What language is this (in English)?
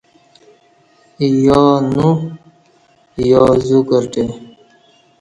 Kati